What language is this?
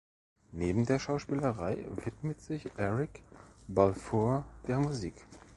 German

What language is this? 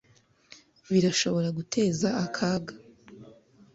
Kinyarwanda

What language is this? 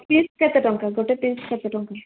Odia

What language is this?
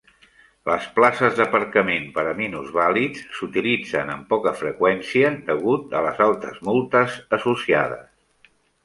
Catalan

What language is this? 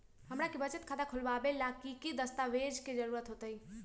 Magahi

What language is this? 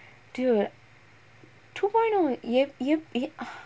English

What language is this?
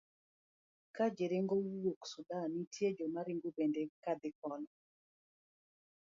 Luo (Kenya and Tanzania)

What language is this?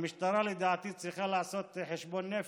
Hebrew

